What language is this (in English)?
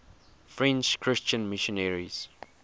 English